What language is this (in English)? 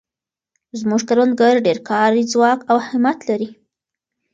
Pashto